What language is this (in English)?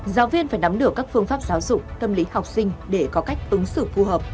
Vietnamese